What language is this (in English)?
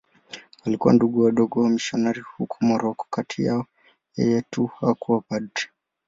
Swahili